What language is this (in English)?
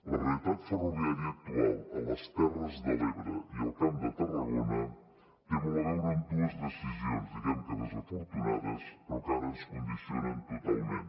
Catalan